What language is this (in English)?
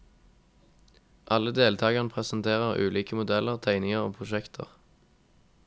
Norwegian